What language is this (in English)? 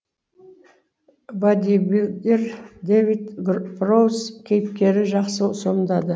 Kazakh